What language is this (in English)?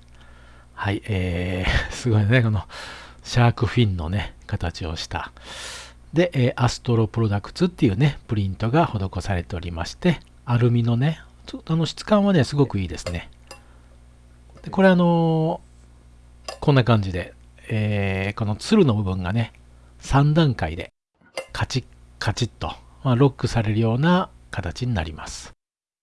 Japanese